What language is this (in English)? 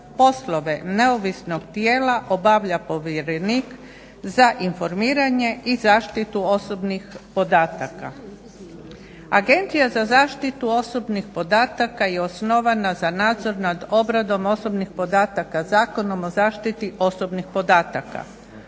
Croatian